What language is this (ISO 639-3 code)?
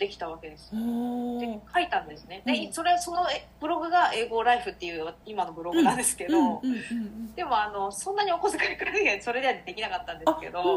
jpn